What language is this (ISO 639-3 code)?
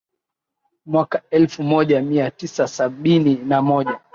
swa